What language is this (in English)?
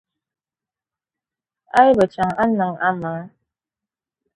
Dagbani